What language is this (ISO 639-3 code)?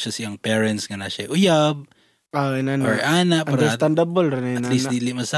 fil